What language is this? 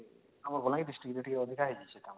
Odia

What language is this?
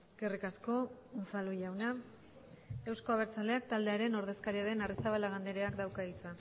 Basque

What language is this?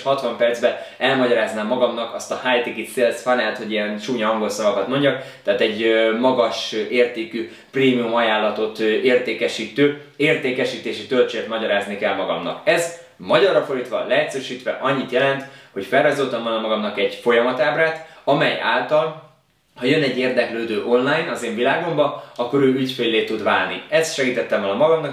Hungarian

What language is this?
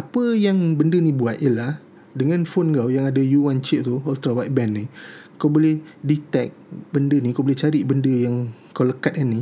Malay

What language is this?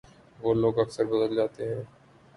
Urdu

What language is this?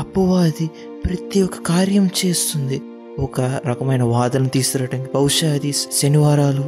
Telugu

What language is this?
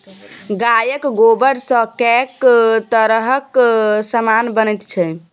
Maithili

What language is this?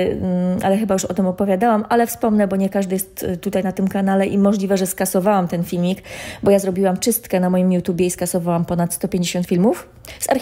Polish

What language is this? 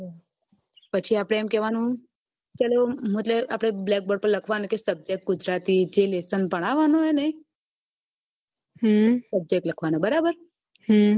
Gujarati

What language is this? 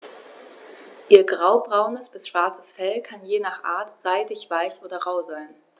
German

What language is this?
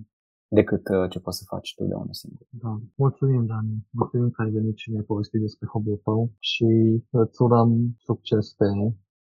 Romanian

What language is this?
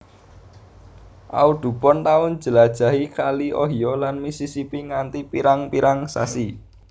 Javanese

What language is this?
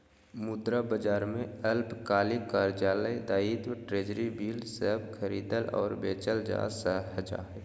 Magahi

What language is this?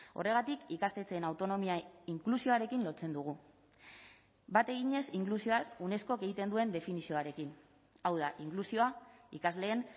Basque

